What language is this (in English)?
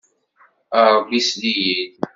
Kabyle